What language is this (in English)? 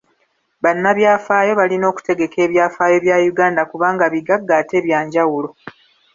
Ganda